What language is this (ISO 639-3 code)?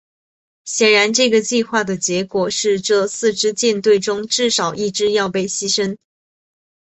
zho